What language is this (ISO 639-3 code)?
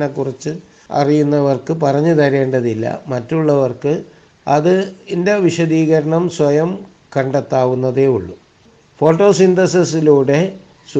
mal